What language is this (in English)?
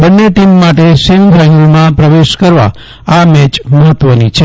Gujarati